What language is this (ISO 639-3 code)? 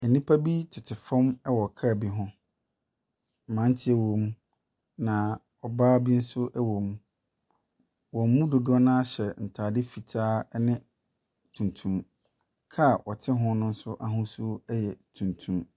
aka